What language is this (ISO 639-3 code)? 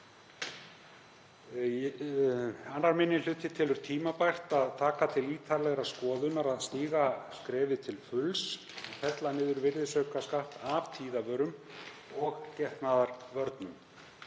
isl